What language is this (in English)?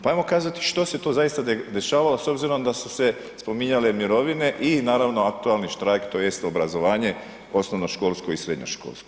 Croatian